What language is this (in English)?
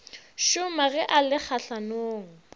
Northern Sotho